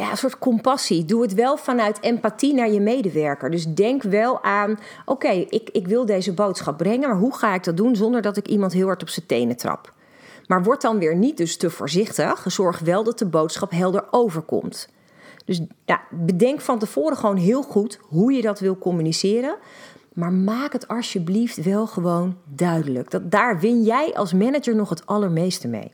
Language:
Dutch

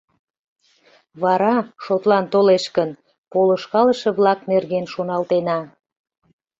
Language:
Mari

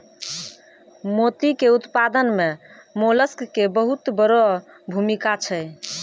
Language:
Maithili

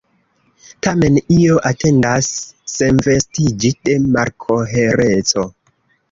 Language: Esperanto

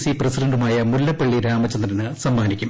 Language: Malayalam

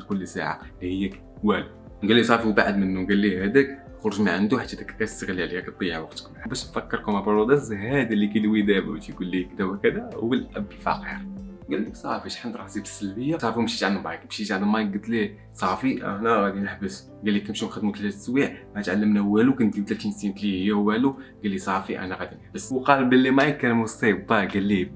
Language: Arabic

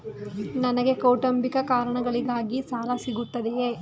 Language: Kannada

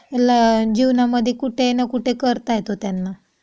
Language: Marathi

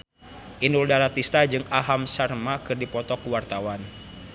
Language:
Sundanese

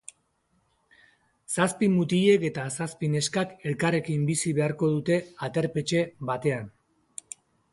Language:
Basque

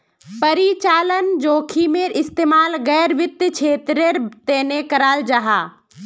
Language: Magahi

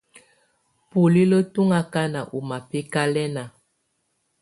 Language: Tunen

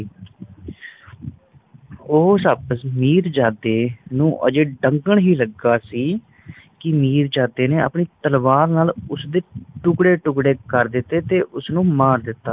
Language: Punjabi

